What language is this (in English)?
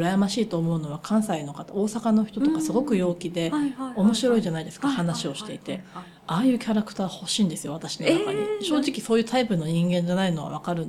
Japanese